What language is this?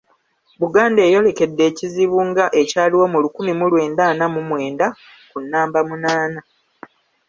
Ganda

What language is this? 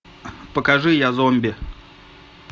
Russian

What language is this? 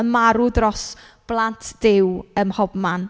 Welsh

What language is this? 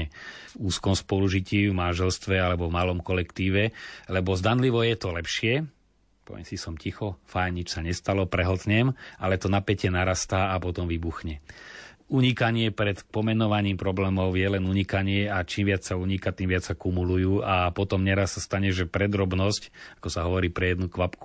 Slovak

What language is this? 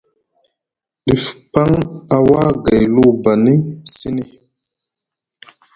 Musgu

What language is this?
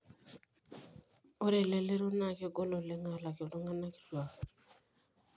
Masai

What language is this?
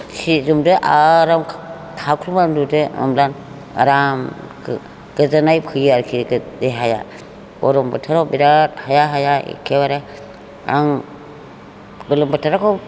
Bodo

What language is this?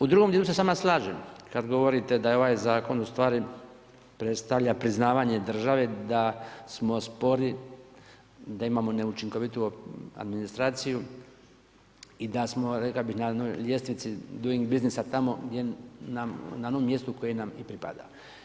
Croatian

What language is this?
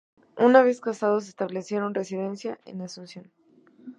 Spanish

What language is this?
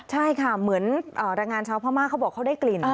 Thai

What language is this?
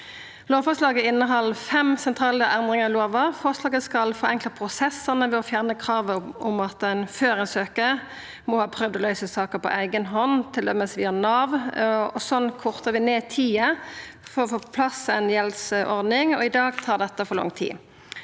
Norwegian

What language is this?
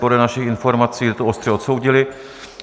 Czech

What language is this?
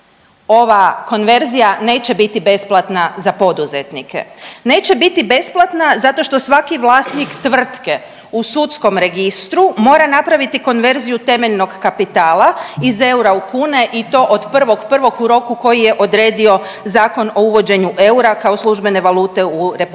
Croatian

